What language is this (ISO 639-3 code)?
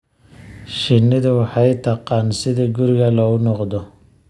som